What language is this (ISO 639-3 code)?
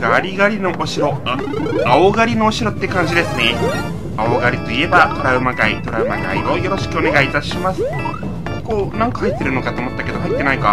jpn